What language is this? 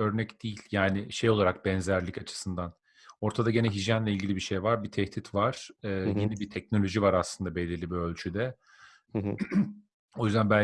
Turkish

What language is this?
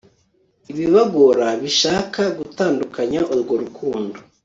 Kinyarwanda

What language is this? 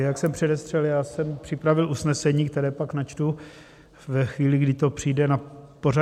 Czech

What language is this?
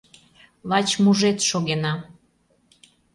Mari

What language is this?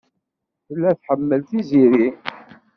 Kabyle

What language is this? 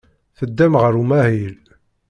Kabyle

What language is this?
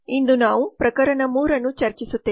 Kannada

